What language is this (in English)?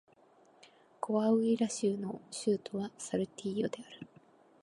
Japanese